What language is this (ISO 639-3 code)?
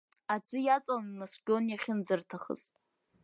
abk